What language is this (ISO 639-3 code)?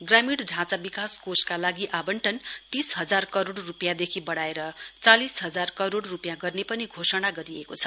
nep